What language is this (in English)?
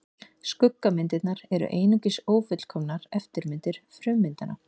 Icelandic